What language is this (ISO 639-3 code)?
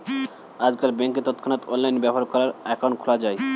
ben